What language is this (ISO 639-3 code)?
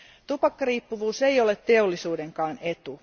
fin